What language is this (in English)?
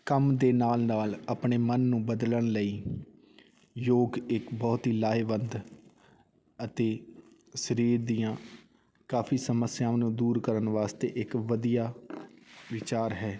Punjabi